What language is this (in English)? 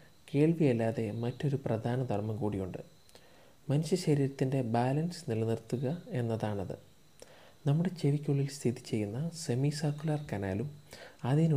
Malayalam